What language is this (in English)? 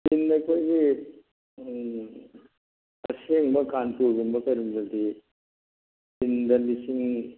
Manipuri